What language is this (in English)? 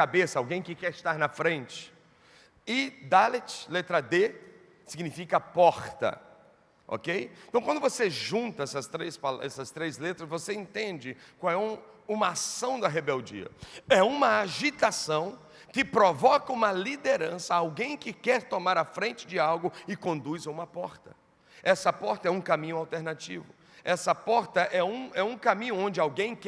Portuguese